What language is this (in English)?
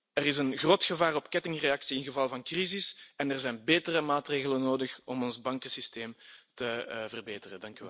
Dutch